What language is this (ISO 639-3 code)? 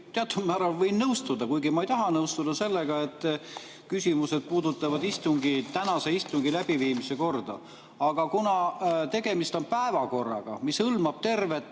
est